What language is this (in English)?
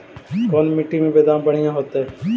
Magahi